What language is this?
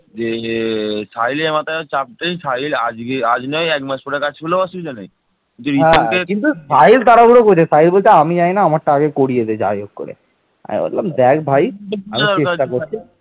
Bangla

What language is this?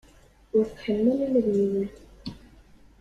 Kabyle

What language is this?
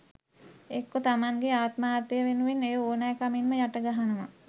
Sinhala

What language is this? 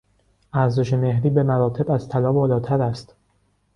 Persian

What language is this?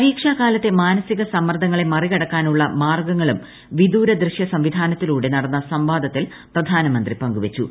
Malayalam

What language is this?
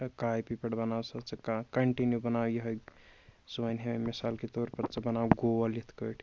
Kashmiri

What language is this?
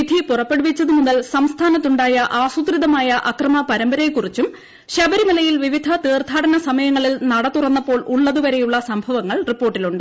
Malayalam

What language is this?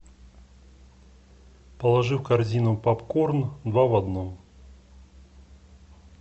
Russian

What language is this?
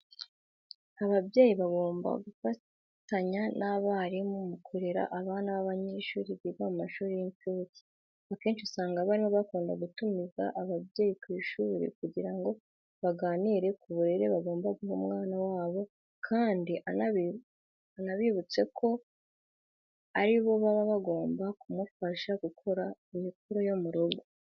Kinyarwanda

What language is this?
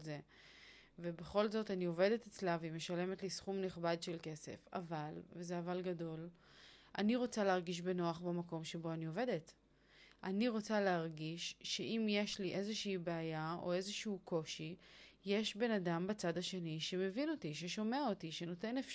Hebrew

